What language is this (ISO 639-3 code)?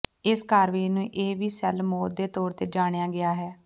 pan